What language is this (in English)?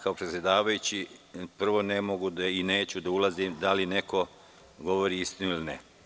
Serbian